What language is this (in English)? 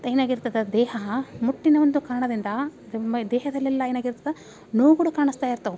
Kannada